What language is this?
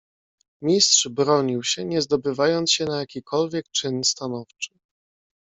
Polish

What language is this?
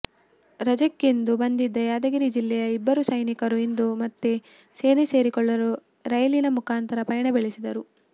Kannada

